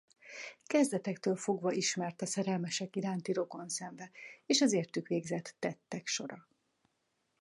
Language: Hungarian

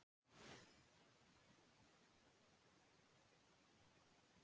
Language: Icelandic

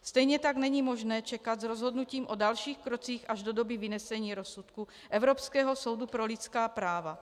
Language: Czech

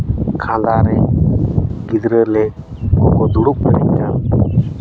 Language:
Santali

